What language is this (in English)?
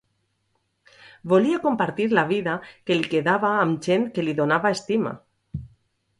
Catalan